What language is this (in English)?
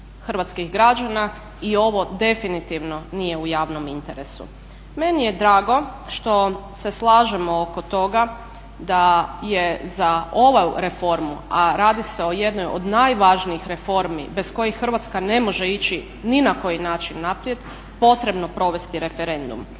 Croatian